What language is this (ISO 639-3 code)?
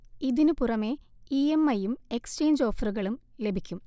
mal